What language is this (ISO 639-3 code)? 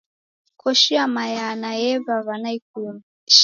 dav